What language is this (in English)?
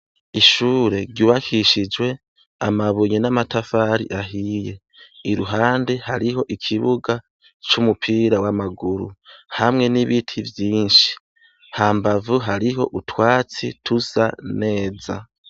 Rundi